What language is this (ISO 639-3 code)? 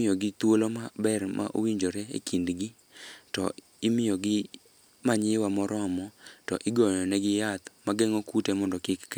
luo